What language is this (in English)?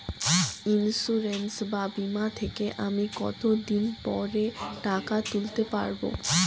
Bangla